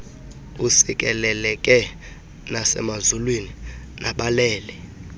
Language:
Xhosa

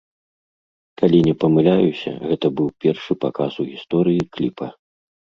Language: Belarusian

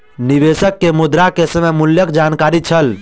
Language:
Maithili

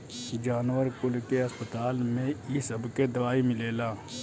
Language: Bhojpuri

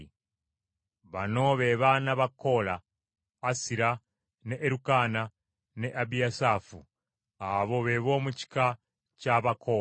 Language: Ganda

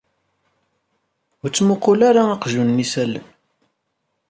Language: Kabyle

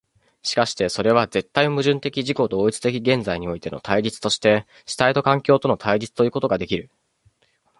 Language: Japanese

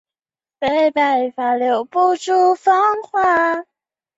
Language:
Chinese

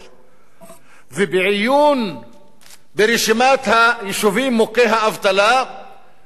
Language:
Hebrew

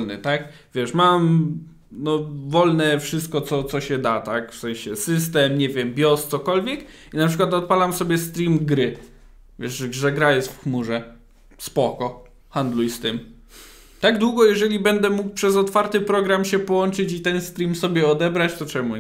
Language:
Polish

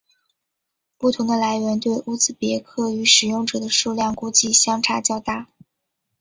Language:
Chinese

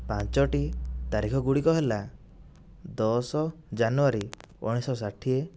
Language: Odia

